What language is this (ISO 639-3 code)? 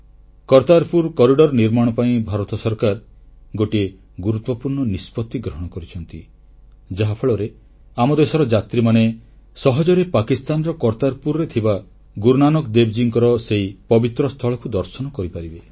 ori